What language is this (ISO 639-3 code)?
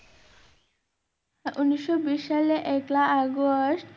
ben